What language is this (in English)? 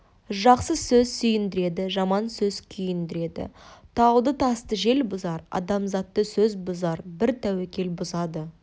Kazakh